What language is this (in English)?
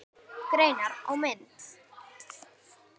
Icelandic